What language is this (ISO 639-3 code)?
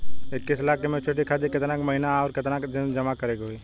bho